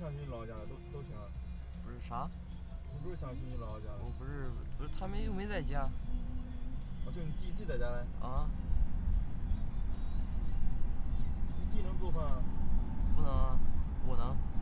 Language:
Chinese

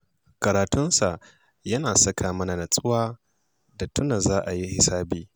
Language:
Hausa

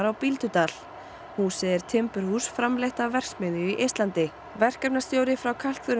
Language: Icelandic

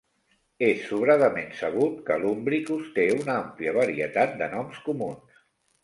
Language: Catalan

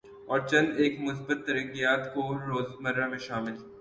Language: Urdu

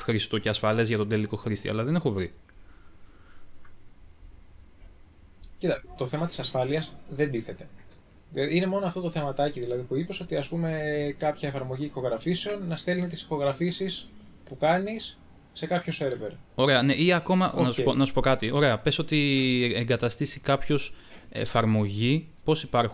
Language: Greek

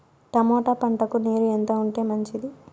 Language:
Telugu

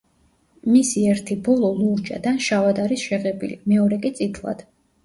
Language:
Georgian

